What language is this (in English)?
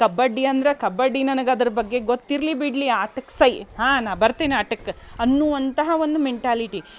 Kannada